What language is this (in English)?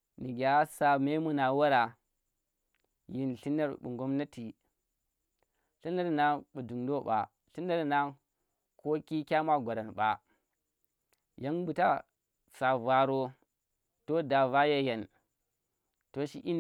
Tera